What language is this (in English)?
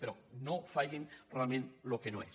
Catalan